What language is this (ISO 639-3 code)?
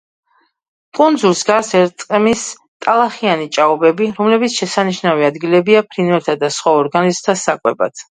kat